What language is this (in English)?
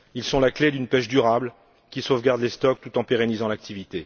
French